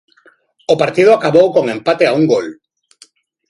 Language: Galician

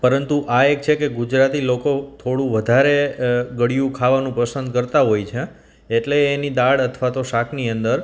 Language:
Gujarati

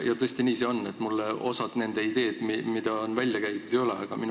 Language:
Estonian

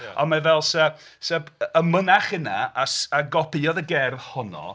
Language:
Welsh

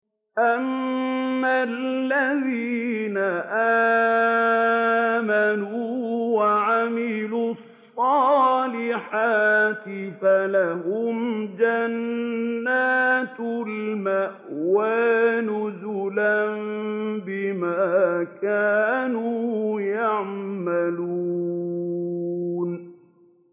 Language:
Arabic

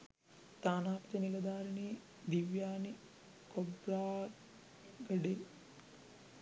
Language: Sinhala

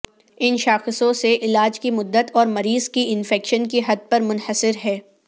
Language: Urdu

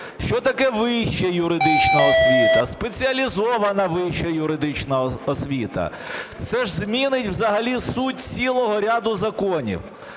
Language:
Ukrainian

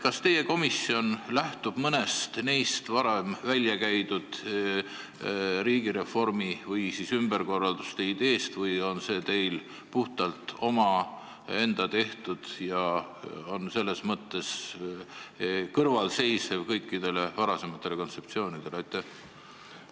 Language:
Estonian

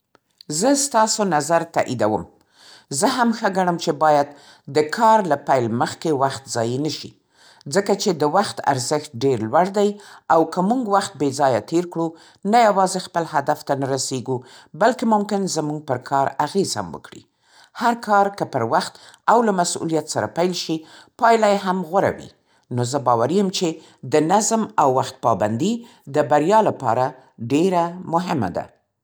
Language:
Central Pashto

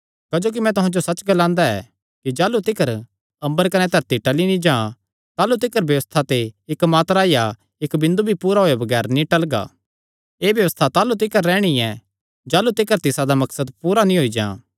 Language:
Kangri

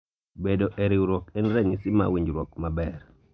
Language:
Luo (Kenya and Tanzania)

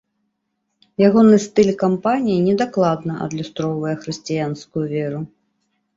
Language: Belarusian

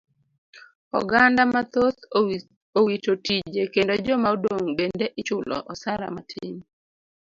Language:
Luo (Kenya and Tanzania)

